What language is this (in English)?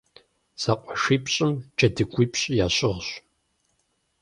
Kabardian